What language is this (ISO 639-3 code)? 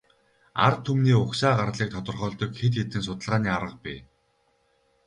mon